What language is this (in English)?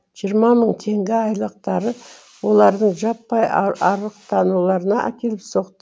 Kazakh